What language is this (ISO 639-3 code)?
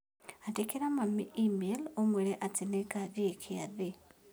kik